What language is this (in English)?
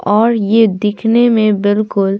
Hindi